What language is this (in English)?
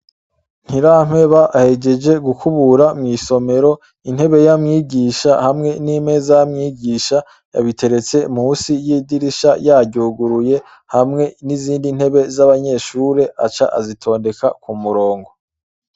Rundi